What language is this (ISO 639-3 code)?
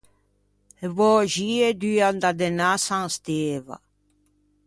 lij